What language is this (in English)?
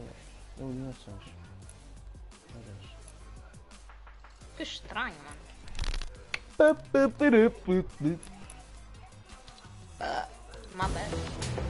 Portuguese